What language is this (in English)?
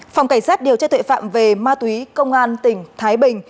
Vietnamese